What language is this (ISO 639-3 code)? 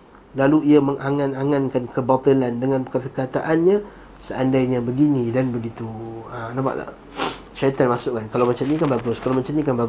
msa